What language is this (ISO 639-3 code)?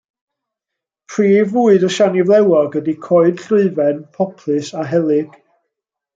cym